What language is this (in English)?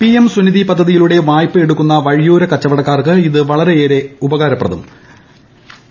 Malayalam